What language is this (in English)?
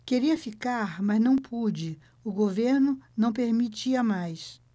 Portuguese